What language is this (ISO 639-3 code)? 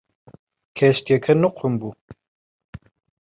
ckb